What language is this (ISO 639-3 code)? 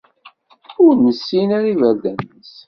kab